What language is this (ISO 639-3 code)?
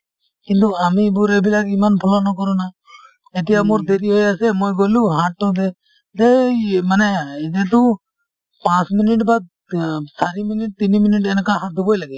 asm